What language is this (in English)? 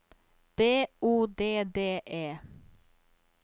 Norwegian